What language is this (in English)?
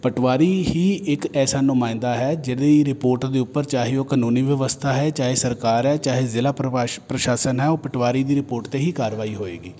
Punjabi